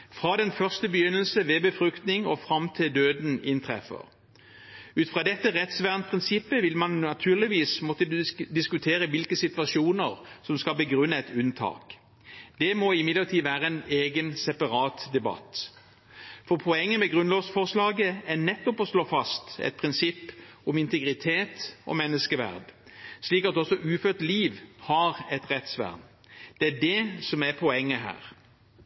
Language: Norwegian Bokmål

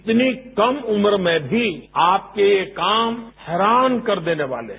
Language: Hindi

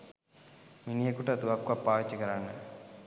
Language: Sinhala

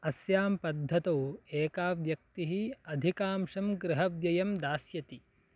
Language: Sanskrit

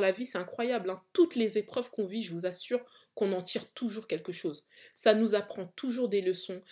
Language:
French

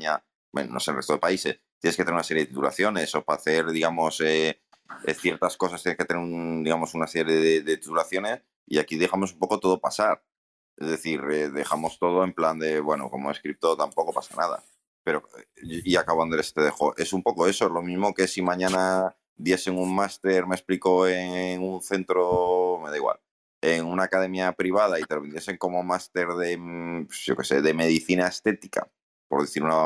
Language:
Spanish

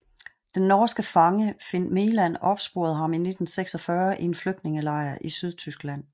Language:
Danish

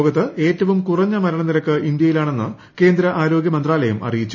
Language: Malayalam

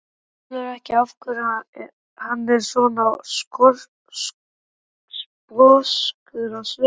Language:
Icelandic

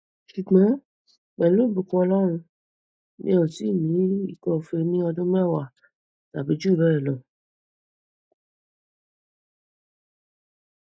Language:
Yoruba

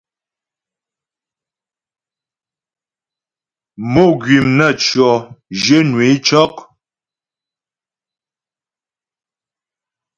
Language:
Ghomala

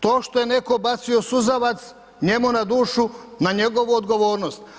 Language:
Croatian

